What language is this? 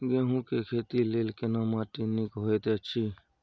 Maithili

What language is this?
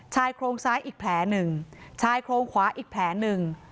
Thai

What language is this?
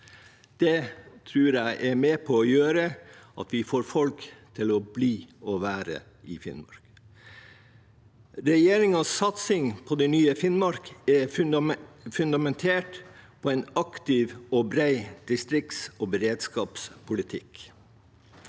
Norwegian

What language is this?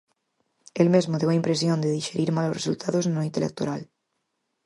Galician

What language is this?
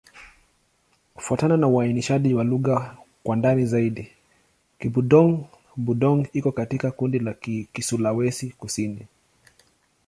Swahili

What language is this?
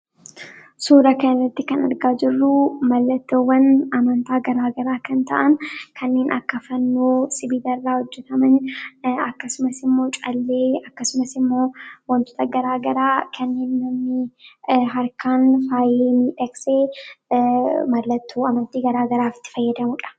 Oromo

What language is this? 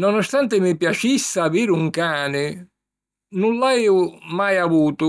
Sicilian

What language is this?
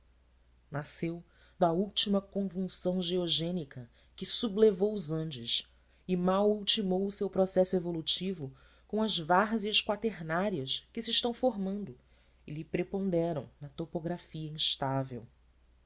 Portuguese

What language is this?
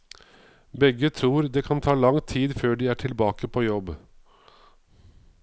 Norwegian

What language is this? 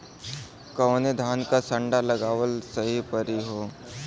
Bhojpuri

